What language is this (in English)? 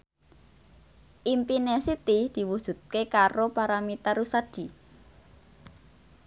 Javanese